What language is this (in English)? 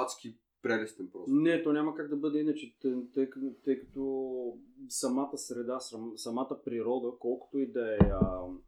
Bulgarian